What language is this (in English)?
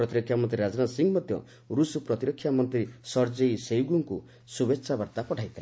Odia